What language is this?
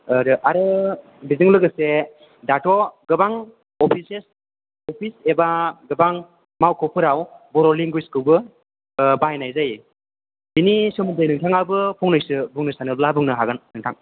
Bodo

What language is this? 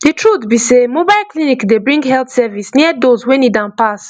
Nigerian Pidgin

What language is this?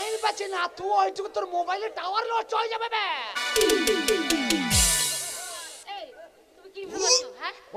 Bangla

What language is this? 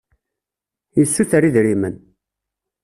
Kabyle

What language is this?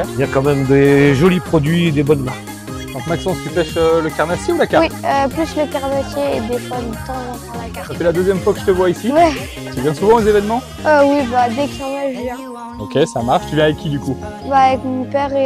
French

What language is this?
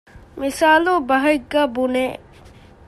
Divehi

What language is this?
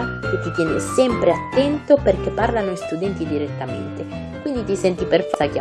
Italian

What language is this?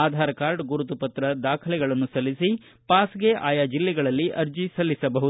Kannada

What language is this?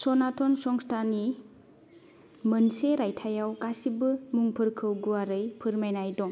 Bodo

